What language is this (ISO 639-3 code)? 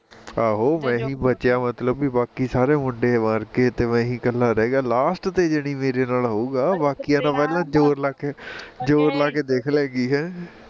pan